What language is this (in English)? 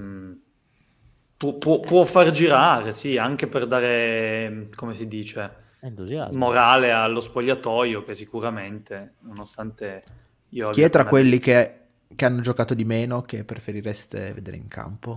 Italian